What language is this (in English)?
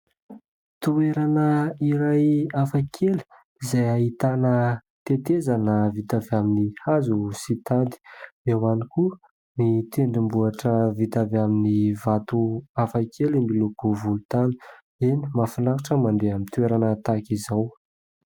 Malagasy